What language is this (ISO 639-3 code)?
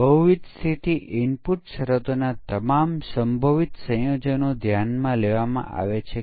guj